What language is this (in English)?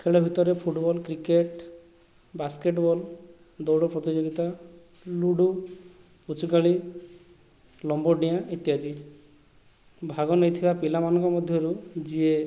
Odia